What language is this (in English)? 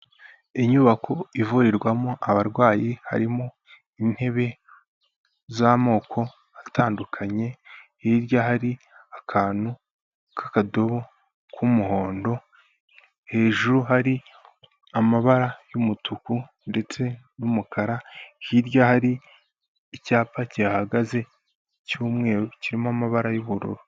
Kinyarwanda